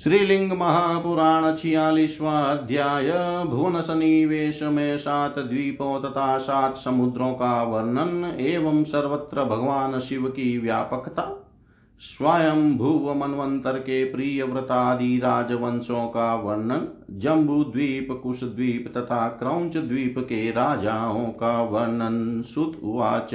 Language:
Hindi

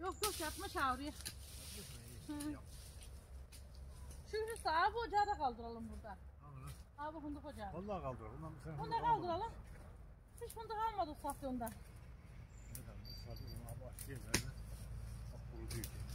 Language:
Turkish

